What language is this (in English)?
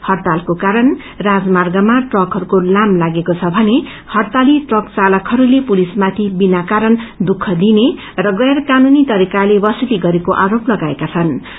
Nepali